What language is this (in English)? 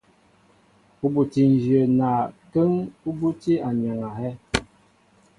Mbo (Cameroon)